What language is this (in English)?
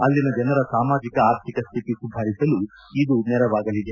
Kannada